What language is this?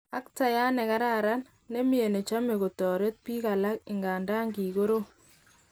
Kalenjin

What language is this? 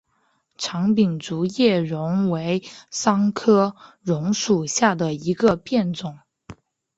Chinese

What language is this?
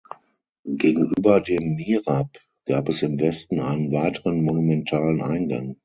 German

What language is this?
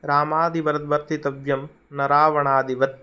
Sanskrit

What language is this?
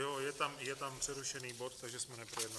Czech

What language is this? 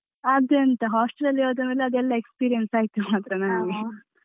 Kannada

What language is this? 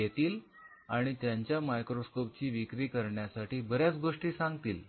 Marathi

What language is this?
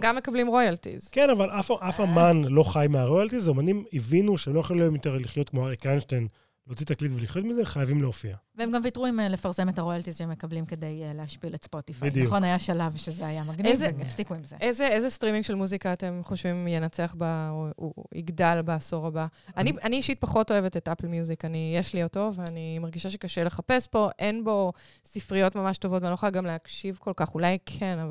Hebrew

